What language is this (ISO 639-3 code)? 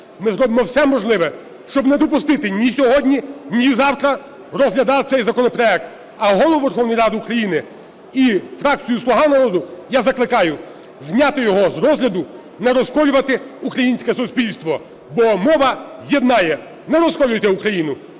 ukr